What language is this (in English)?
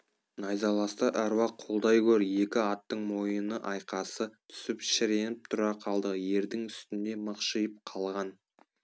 Kazakh